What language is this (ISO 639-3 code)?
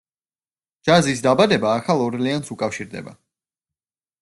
kat